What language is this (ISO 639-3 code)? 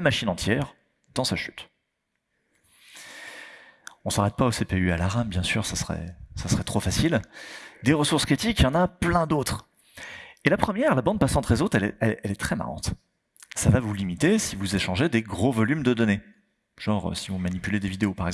fra